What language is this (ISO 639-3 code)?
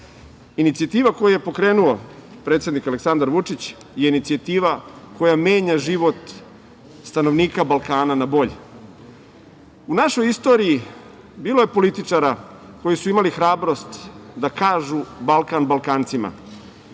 srp